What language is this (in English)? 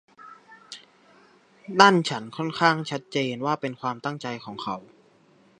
Thai